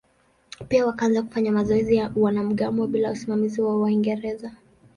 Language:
Swahili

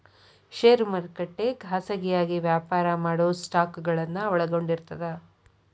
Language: Kannada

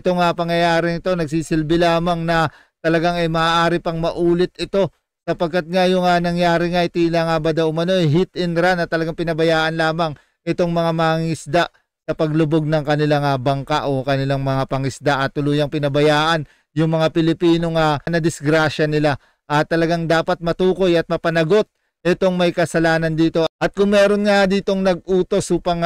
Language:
Filipino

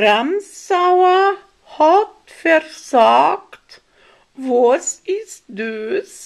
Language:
German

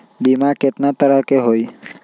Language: Magahi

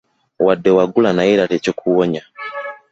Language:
Ganda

